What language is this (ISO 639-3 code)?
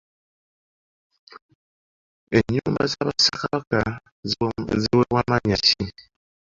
lug